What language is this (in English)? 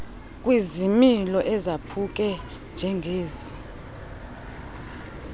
Xhosa